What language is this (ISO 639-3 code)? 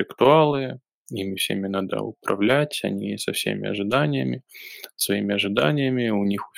rus